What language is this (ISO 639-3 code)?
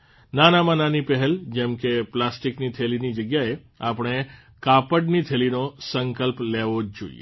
guj